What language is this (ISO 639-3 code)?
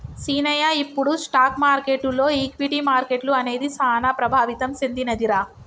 tel